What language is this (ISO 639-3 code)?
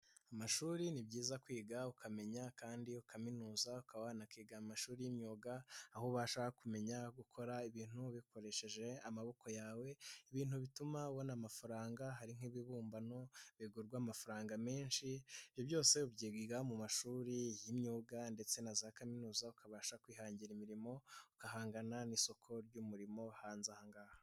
kin